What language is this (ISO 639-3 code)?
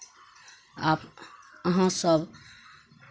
mai